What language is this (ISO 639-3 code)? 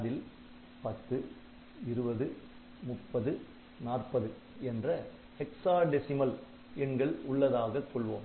tam